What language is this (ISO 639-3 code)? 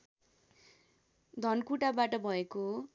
nep